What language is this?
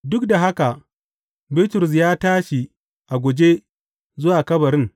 Hausa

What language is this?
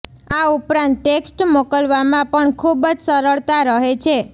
Gujarati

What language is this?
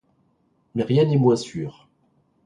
French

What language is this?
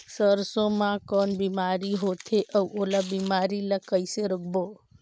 Chhattisgarhi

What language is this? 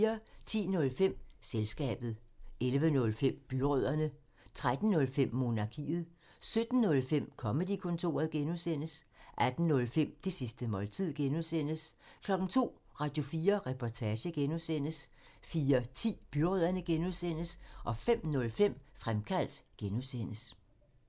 Danish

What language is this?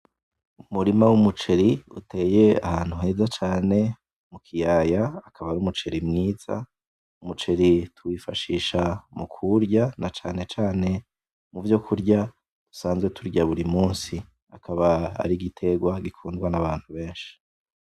Rundi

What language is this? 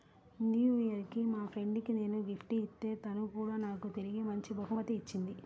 Telugu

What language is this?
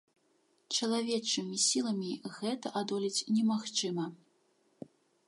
Belarusian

